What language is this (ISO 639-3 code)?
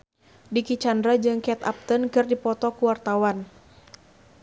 sun